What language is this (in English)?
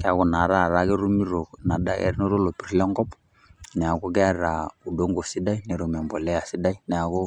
Masai